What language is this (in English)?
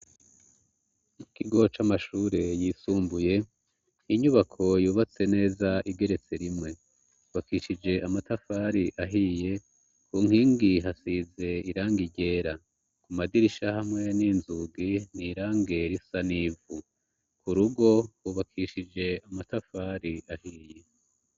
Rundi